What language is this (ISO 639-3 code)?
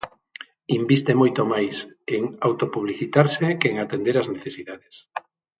glg